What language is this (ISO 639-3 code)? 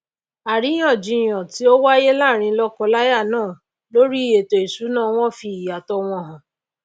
yor